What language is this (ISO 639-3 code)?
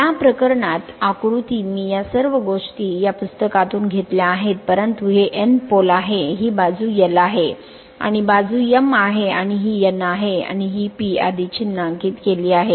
mar